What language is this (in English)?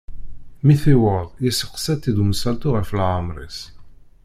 Kabyle